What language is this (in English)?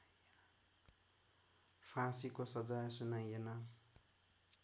Nepali